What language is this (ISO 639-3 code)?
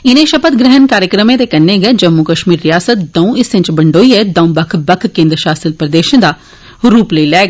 doi